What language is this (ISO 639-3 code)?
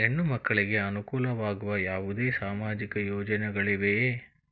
kan